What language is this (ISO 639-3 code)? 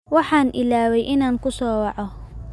som